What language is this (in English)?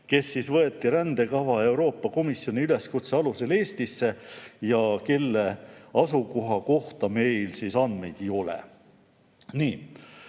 Estonian